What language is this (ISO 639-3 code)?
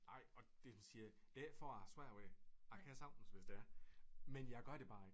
dan